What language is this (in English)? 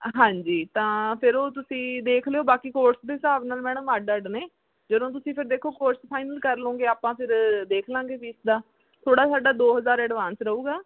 Punjabi